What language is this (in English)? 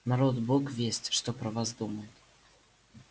Russian